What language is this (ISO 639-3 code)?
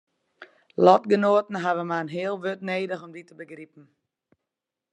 fry